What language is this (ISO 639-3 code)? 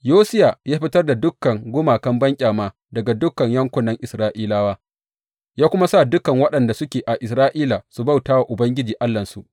hau